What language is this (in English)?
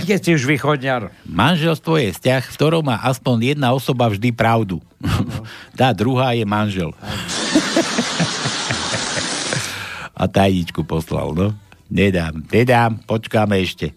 Slovak